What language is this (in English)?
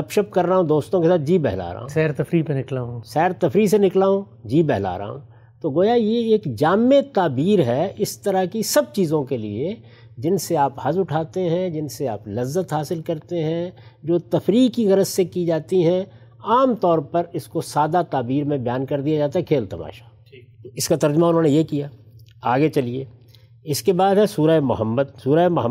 Urdu